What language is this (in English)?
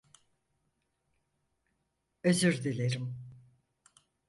Turkish